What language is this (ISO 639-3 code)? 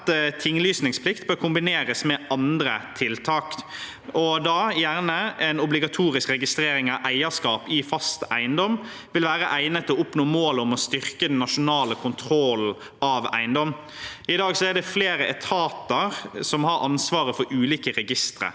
nor